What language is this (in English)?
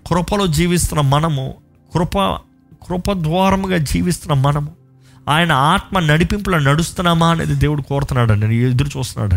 Telugu